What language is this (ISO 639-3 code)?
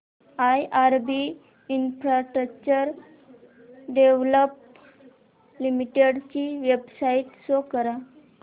mar